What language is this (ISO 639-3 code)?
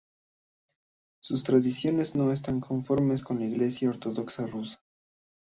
spa